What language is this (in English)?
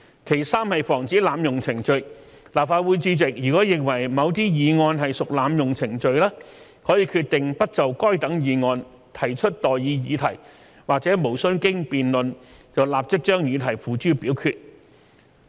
Cantonese